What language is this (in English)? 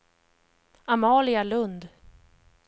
Swedish